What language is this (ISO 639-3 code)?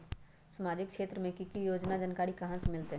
mag